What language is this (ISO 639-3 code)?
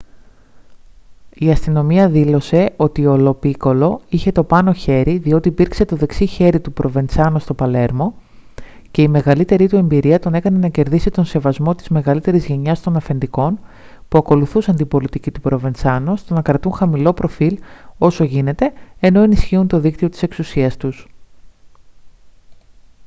ell